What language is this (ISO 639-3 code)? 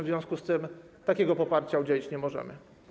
pol